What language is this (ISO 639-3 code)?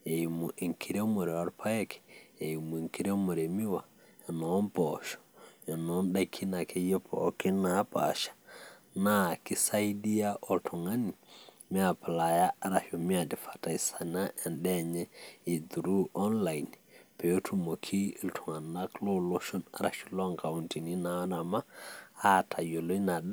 mas